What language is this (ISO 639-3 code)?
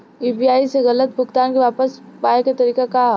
bho